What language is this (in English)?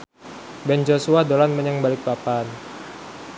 Javanese